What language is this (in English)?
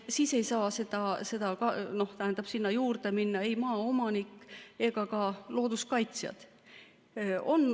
Estonian